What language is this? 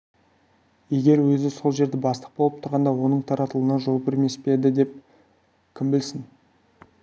Kazakh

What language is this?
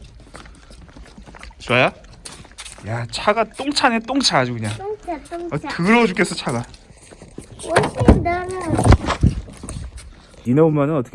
Korean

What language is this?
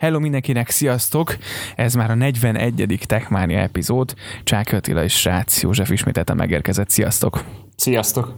Hungarian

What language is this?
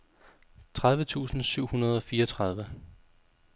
Danish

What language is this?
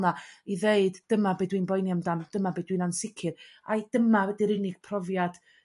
Welsh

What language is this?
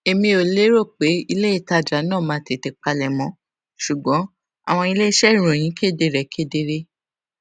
Yoruba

